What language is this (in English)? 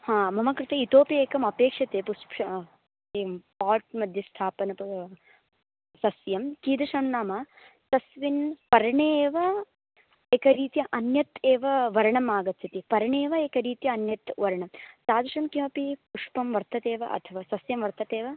Sanskrit